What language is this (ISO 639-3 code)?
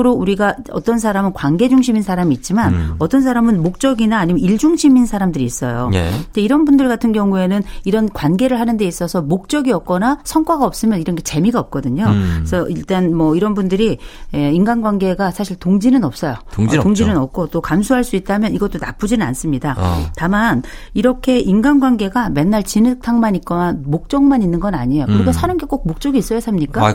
kor